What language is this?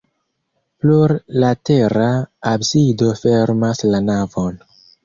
Esperanto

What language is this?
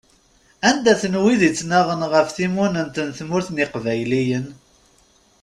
Kabyle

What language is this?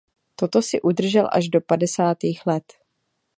Czech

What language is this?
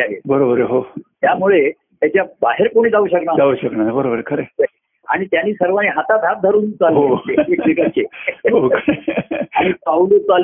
Marathi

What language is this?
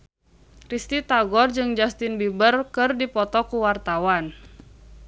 Sundanese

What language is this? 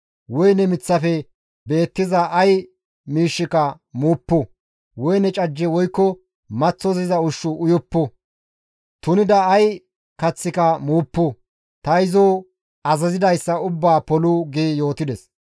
Gamo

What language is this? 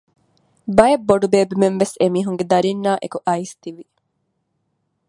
Divehi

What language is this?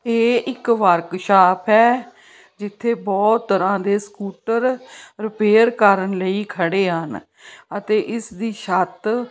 Punjabi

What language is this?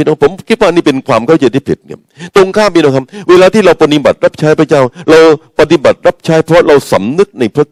Thai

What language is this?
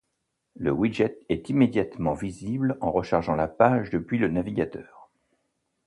French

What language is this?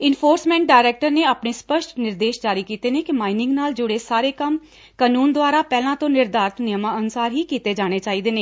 Punjabi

